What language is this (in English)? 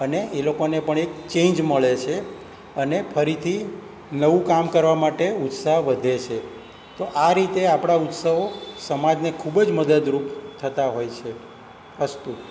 Gujarati